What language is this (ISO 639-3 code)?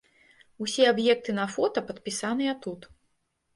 bel